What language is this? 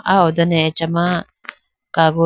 Idu-Mishmi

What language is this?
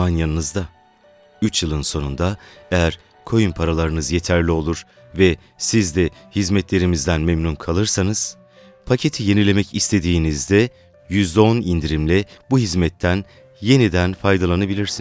Turkish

